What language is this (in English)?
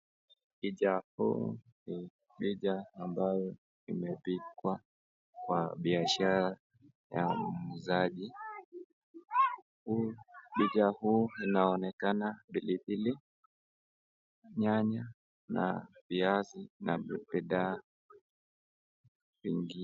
Swahili